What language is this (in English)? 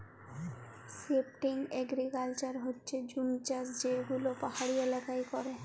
Bangla